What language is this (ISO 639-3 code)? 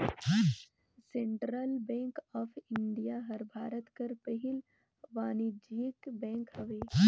hne